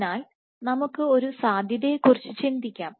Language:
Malayalam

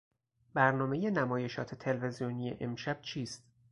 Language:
Persian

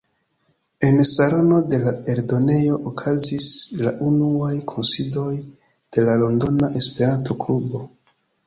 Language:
Esperanto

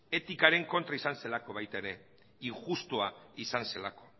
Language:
Basque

